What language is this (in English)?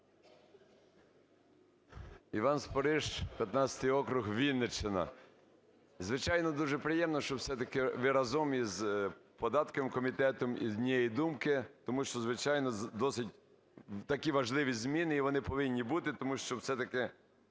Ukrainian